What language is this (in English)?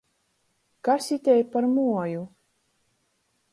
Latgalian